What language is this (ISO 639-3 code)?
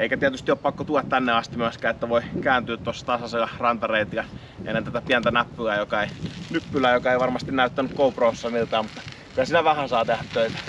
fin